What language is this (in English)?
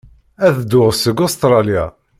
Kabyle